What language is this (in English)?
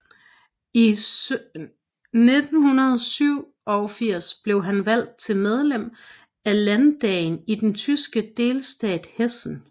Danish